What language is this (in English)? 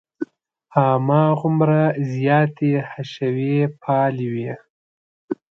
Pashto